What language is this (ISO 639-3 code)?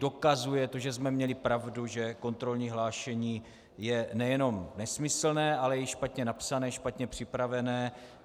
ces